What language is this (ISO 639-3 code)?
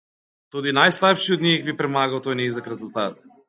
slv